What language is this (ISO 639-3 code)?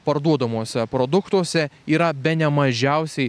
lit